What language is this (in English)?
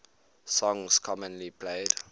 English